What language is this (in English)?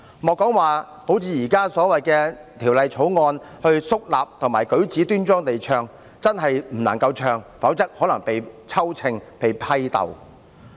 Cantonese